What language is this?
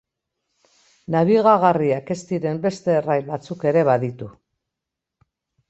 Basque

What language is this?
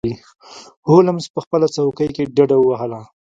Pashto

